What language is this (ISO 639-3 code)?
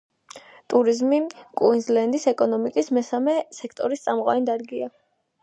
kat